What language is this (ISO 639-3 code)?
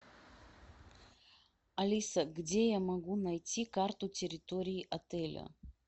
rus